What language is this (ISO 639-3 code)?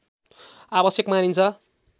nep